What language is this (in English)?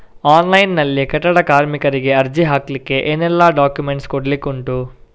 Kannada